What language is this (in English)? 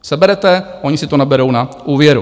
Czech